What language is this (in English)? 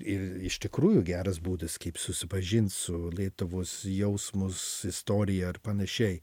Lithuanian